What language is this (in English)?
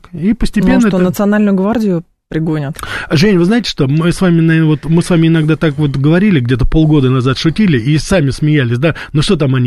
Russian